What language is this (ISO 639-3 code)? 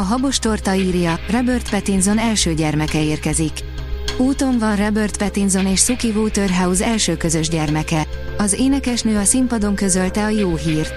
hun